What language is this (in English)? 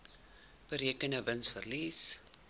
Afrikaans